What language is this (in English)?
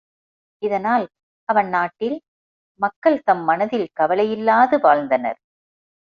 Tamil